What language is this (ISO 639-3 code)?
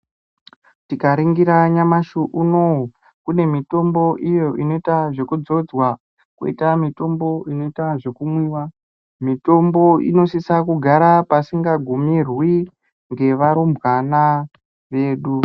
ndc